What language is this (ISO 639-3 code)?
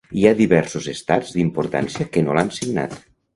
cat